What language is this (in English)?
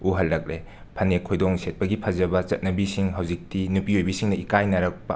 Manipuri